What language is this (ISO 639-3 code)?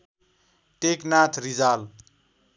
nep